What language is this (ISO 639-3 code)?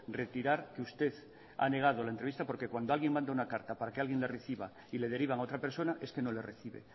spa